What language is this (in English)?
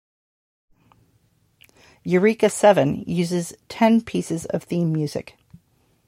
English